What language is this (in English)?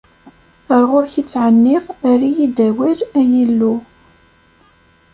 Kabyle